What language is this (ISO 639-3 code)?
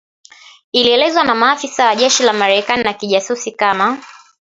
swa